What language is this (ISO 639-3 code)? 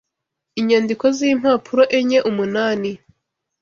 kin